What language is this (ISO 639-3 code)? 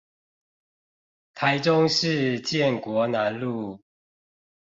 zho